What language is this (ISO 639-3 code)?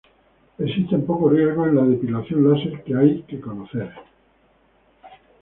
spa